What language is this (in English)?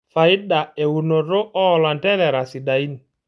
Masai